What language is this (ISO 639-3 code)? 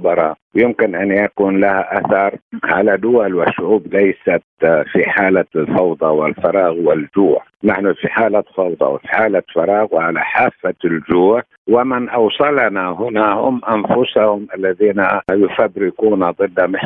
ara